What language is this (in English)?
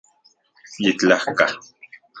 Central Puebla Nahuatl